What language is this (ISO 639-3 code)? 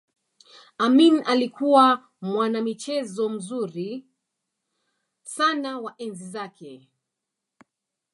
swa